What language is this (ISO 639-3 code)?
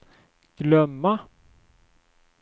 swe